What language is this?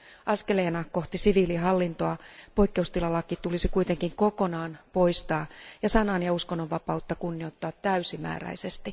Finnish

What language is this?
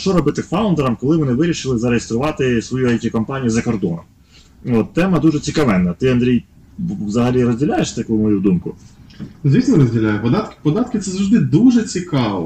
Ukrainian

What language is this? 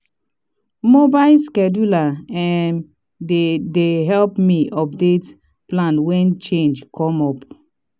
Nigerian Pidgin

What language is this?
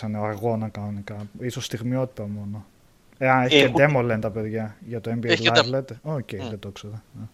Greek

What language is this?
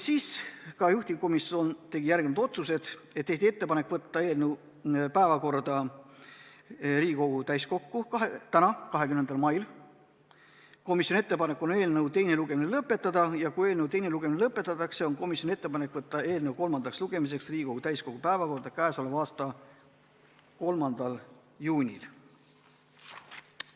Estonian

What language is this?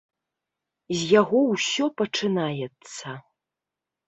Belarusian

